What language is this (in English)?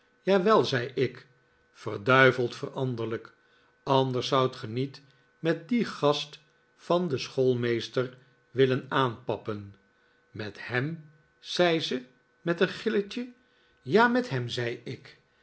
Dutch